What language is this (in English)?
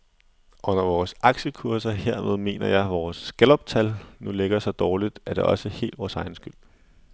Danish